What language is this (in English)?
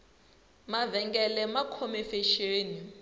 Tsonga